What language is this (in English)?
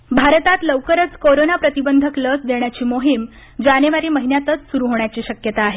Marathi